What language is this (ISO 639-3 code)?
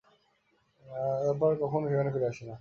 ben